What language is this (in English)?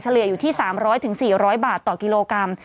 Thai